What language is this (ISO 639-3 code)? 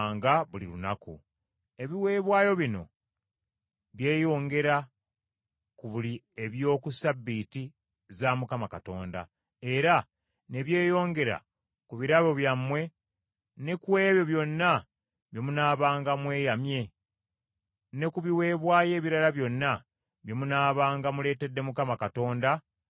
lug